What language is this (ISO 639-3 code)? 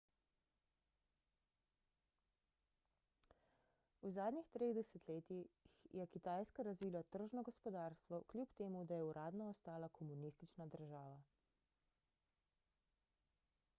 slv